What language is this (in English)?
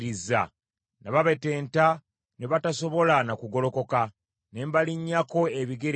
Ganda